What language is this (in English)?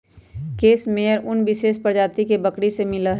Magahi